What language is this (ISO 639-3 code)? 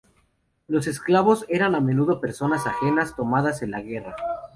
spa